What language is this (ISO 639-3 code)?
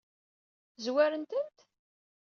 kab